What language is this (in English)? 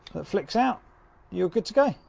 English